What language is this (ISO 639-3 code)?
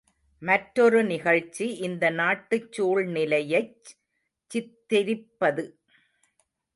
tam